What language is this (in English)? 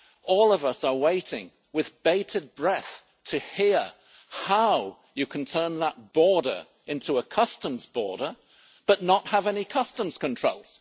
English